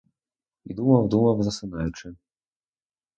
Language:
Ukrainian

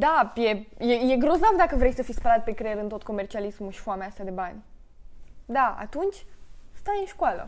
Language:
Romanian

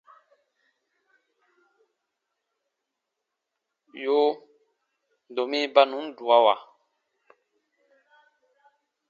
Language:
Baatonum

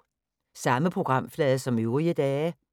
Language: Danish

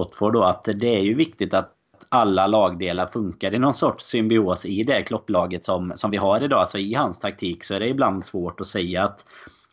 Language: Swedish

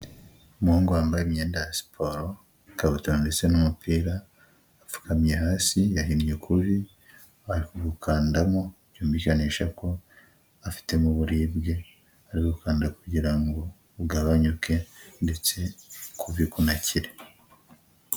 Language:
Kinyarwanda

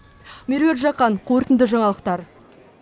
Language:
Kazakh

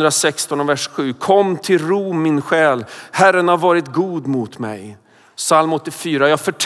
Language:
Swedish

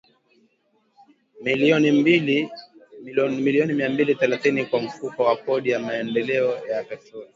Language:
Swahili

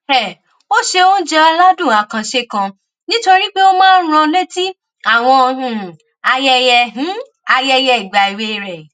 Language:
Yoruba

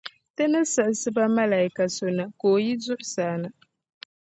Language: Dagbani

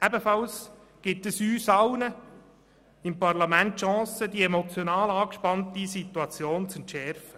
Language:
Swiss German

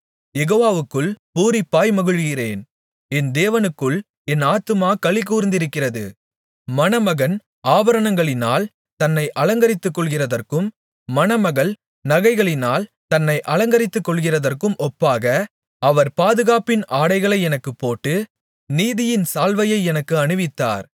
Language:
Tamil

